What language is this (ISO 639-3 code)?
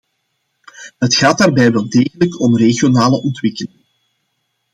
nld